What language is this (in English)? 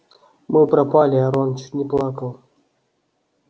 Russian